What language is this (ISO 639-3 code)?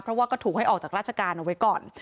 tha